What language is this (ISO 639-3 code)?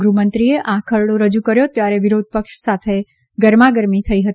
guj